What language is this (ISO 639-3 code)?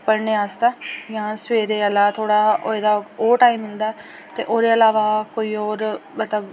doi